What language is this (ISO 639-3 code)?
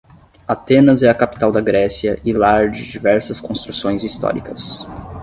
por